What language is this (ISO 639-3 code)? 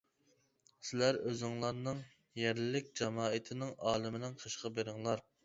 uig